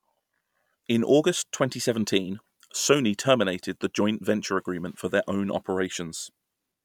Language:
English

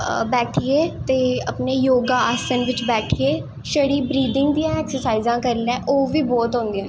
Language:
Dogri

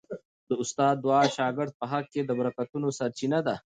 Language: Pashto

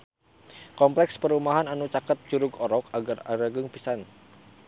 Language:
Sundanese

